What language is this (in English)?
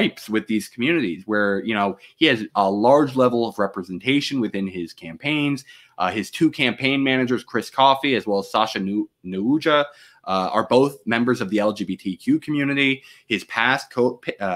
English